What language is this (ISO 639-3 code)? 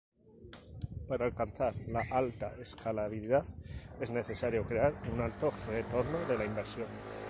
spa